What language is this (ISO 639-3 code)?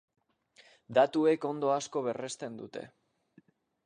eus